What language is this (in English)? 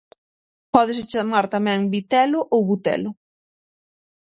Galician